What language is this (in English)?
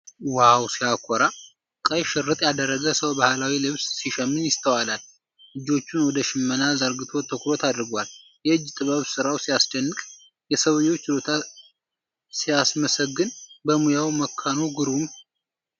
Amharic